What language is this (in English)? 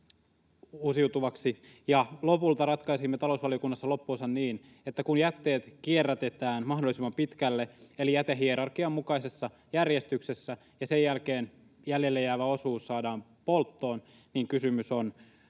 Finnish